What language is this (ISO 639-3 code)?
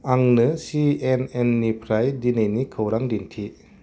brx